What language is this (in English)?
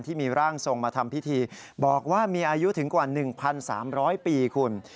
Thai